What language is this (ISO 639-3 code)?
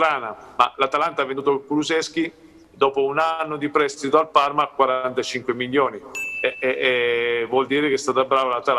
ita